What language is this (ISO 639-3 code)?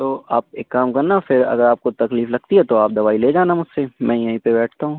urd